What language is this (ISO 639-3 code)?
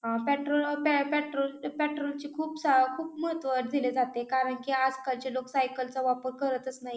mar